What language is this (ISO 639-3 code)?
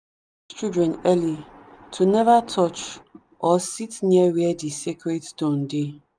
pcm